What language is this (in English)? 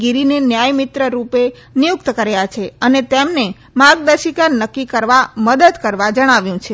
Gujarati